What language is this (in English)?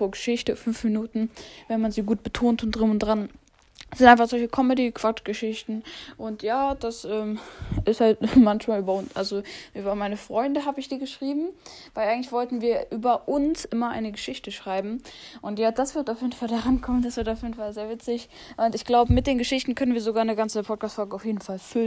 German